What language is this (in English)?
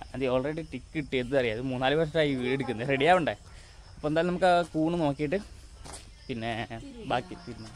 Malayalam